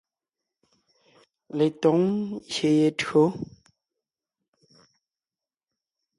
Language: Ngiemboon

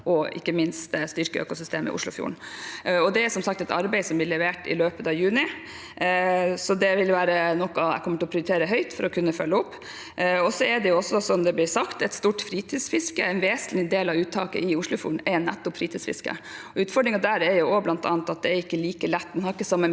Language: Norwegian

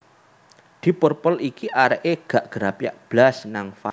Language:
Javanese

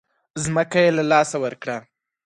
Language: Pashto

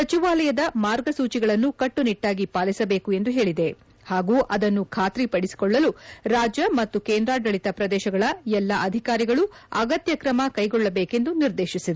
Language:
Kannada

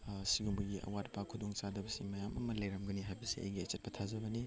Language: Manipuri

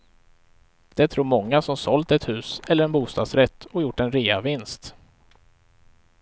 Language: Swedish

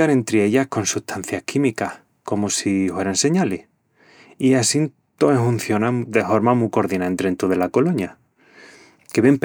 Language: Extremaduran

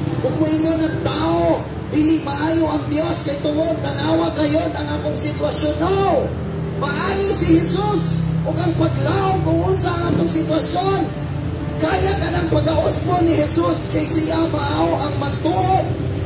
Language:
Filipino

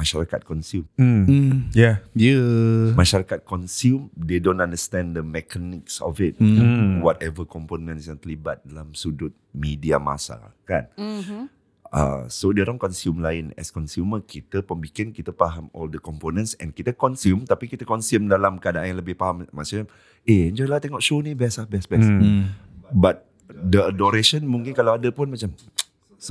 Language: Malay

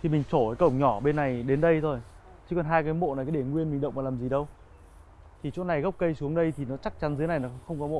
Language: Vietnamese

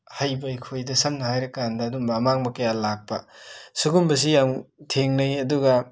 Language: Manipuri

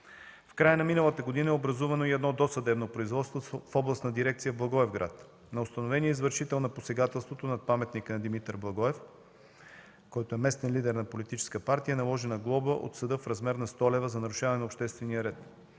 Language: Bulgarian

